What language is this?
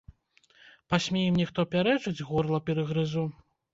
Belarusian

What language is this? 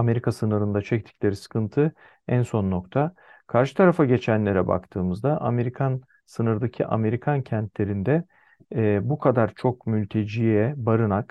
Turkish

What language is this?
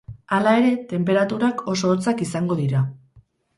Basque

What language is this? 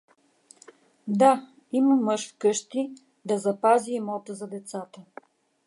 Bulgarian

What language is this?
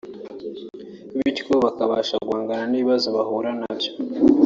Kinyarwanda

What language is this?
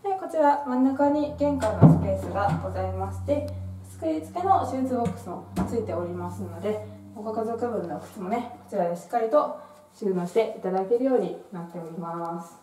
Japanese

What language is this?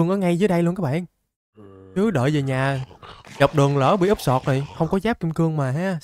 Vietnamese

